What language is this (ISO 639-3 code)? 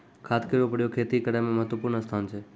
mai